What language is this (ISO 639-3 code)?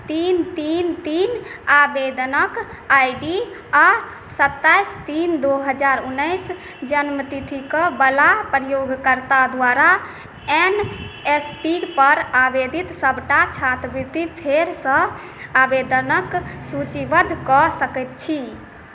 mai